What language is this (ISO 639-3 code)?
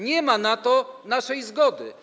pol